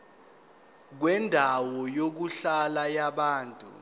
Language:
Zulu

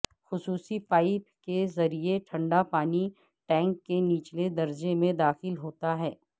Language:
Urdu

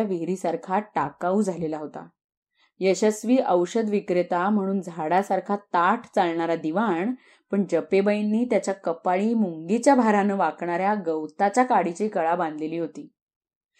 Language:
Marathi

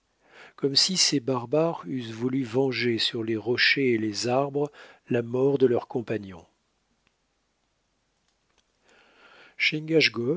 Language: French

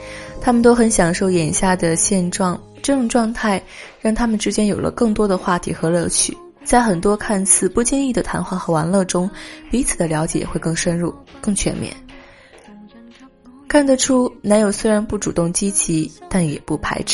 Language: Chinese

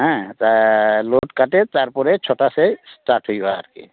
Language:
Santali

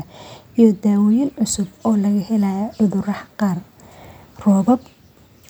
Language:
Somali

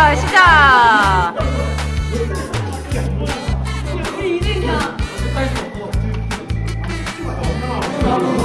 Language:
Korean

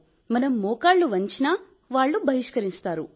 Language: Telugu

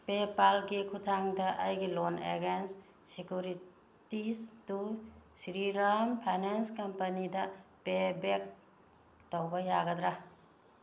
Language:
Manipuri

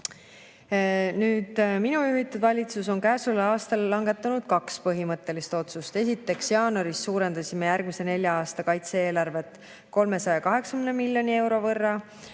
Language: Estonian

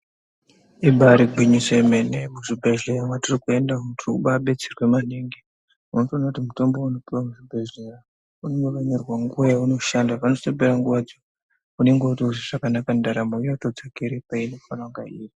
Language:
Ndau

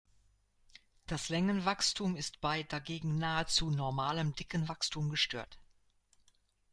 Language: German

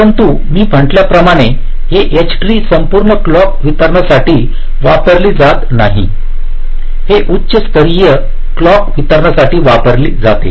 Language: Marathi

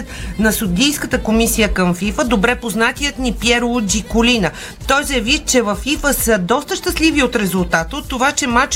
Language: Bulgarian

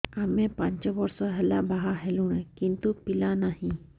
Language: Odia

